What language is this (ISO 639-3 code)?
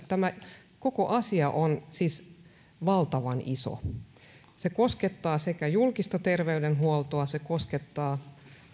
fin